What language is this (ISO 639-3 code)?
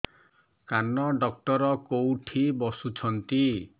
ori